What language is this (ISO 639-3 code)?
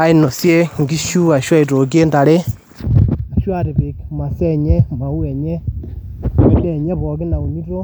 mas